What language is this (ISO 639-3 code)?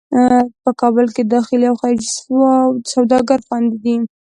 pus